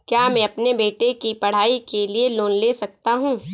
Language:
Hindi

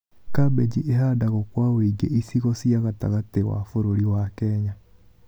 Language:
Kikuyu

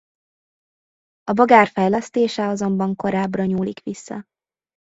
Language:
Hungarian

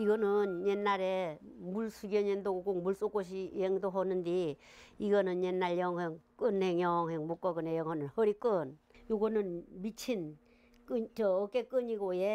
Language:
Korean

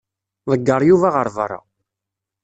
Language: Kabyle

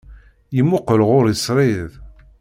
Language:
Kabyle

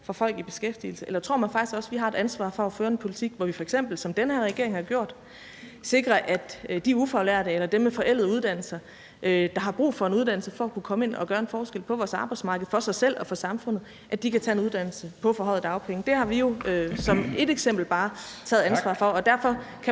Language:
Danish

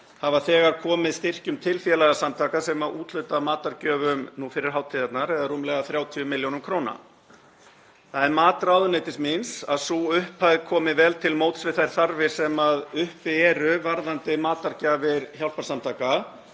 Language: Icelandic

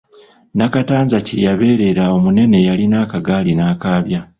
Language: Ganda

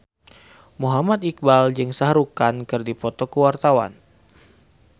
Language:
Sundanese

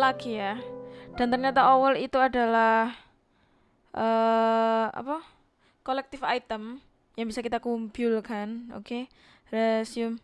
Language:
Indonesian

